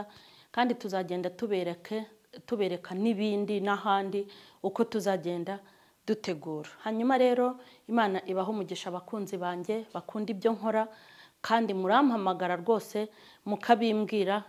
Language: Turkish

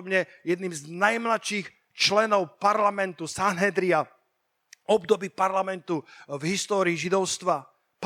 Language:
Slovak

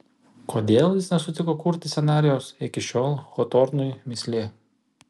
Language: Lithuanian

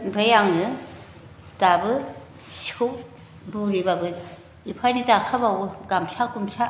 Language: Bodo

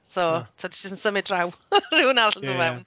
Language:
Welsh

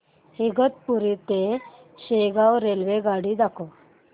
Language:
Marathi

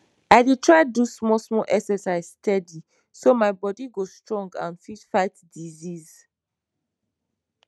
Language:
Nigerian Pidgin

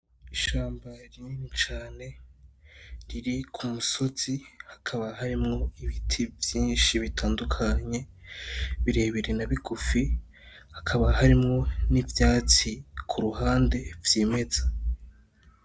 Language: Rundi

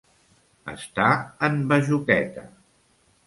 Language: Catalan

